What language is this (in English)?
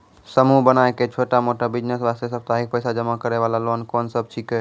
Maithili